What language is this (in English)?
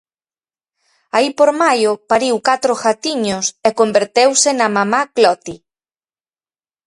Galician